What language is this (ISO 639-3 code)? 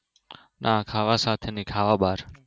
guj